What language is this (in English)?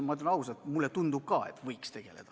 Estonian